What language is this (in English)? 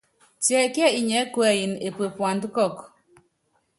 Yangben